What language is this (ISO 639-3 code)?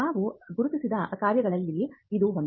kan